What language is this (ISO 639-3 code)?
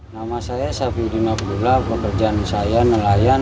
ind